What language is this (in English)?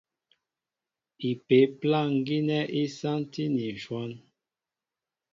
Mbo (Cameroon)